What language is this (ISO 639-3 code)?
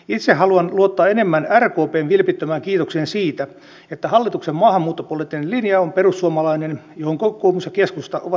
fin